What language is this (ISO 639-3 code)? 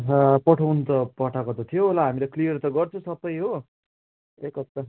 nep